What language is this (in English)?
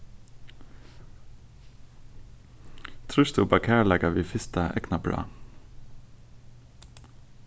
Faroese